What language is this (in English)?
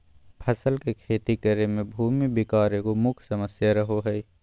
Magahi